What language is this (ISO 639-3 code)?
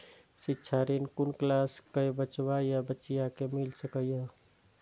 mai